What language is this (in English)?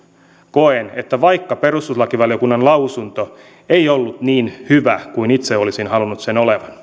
Finnish